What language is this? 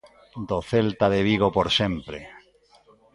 Galician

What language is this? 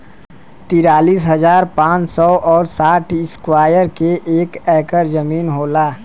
Bhojpuri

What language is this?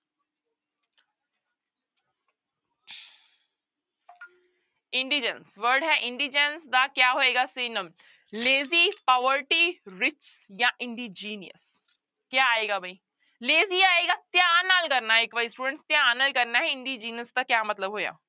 Punjabi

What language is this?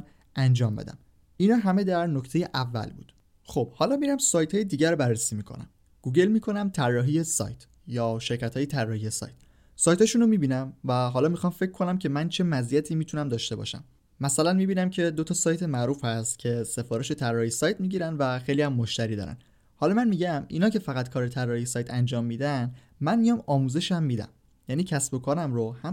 Persian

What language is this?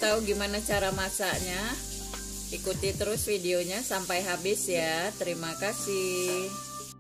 Indonesian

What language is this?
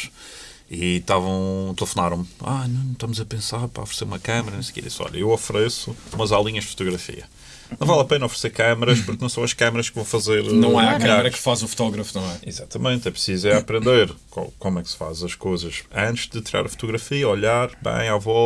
Portuguese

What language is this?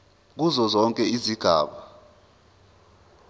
Zulu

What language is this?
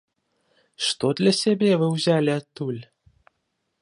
Belarusian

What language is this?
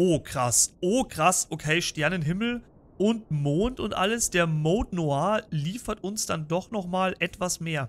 German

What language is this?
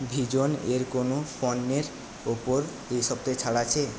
Bangla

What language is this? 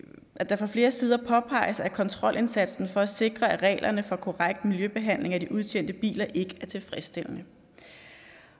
Danish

